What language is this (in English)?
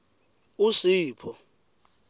Swati